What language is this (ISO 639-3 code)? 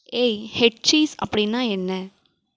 tam